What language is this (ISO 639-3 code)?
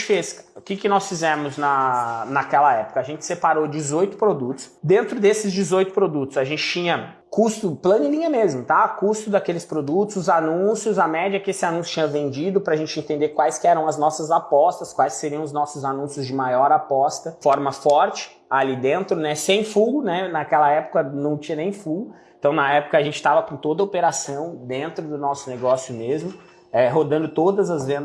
por